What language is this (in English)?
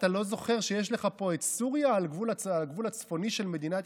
Hebrew